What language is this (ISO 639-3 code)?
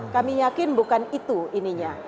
ind